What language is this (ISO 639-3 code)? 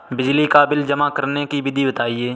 hin